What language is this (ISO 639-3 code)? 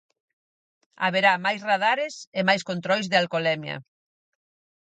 glg